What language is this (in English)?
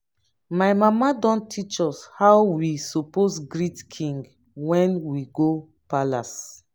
Nigerian Pidgin